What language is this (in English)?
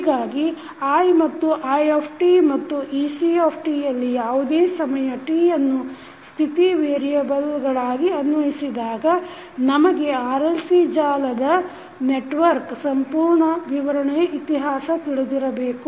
Kannada